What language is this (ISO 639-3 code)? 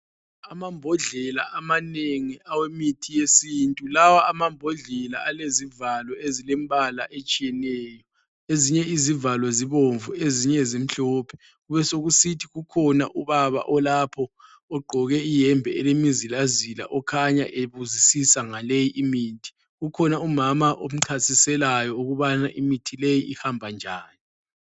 nde